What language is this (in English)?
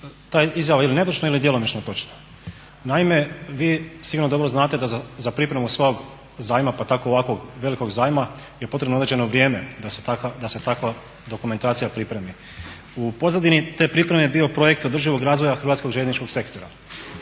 Croatian